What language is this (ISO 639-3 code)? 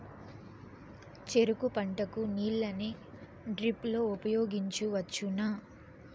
tel